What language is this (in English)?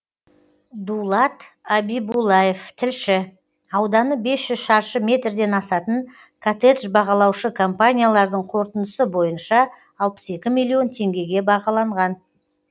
Kazakh